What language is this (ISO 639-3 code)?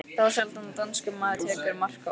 isl